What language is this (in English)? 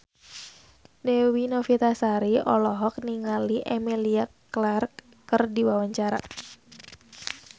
Sundanese